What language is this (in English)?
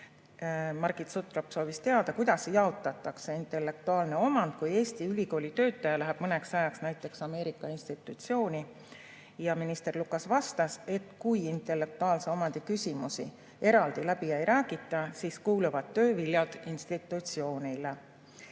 Estonian